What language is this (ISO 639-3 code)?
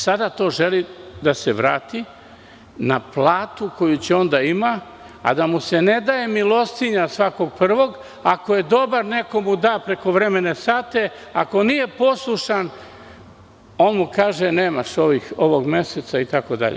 srp